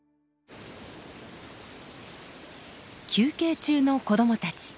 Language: Japanese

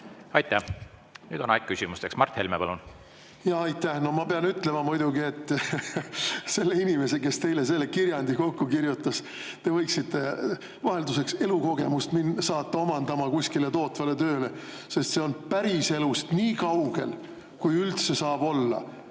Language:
Estonian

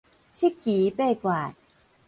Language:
Min Nan Chinese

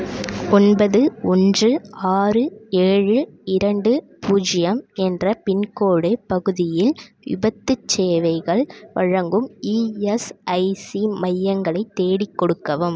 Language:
Tamil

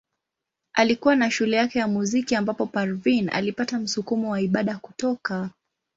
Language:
Swahili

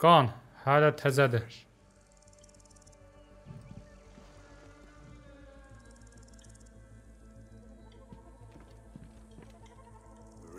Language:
Turkish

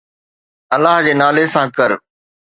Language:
Sindhi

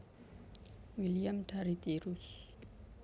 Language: Javanese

